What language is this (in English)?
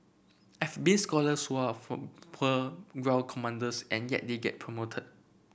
English